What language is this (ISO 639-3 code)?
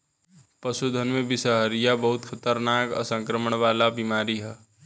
bho